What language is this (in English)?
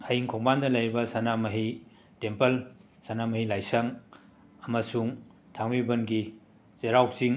Manipuri